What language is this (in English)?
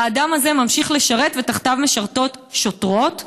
Hebrew